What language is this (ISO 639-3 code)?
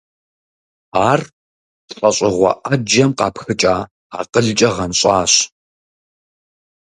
kbd